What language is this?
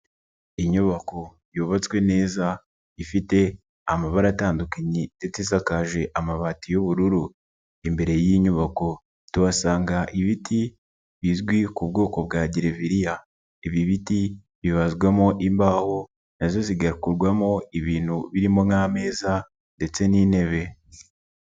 Kinyarwanda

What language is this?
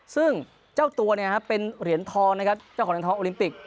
Thai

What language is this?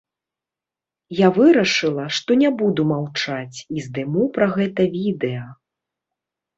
Belarusian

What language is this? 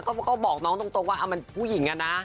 Thai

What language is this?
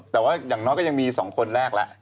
Thai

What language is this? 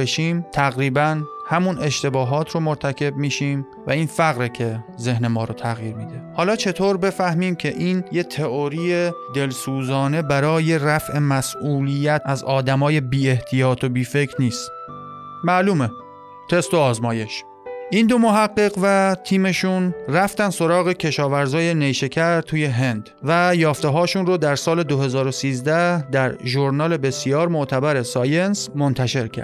Persian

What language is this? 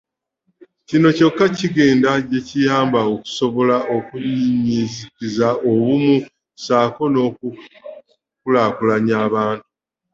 Ganda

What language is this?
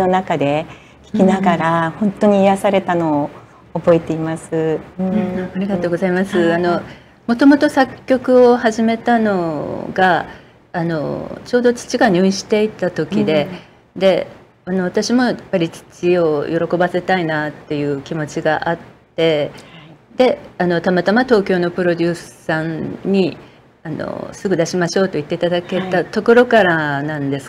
Japanese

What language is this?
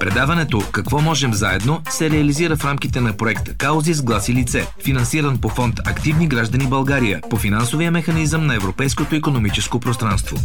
Bulgarian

